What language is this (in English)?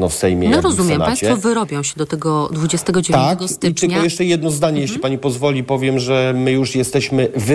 Polish